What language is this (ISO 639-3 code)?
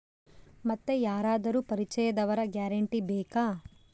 kan